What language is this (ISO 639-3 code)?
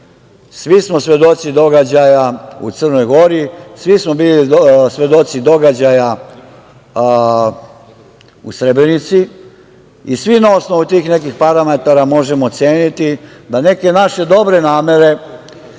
srp